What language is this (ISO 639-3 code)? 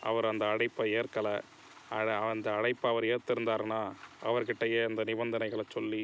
tam